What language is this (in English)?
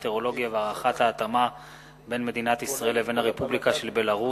Hebrew